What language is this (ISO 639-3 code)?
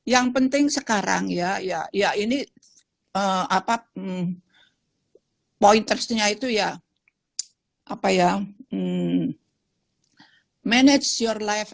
ind